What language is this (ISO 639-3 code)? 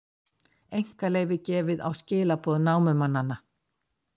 isl